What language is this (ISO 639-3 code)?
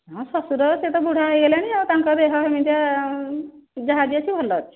ori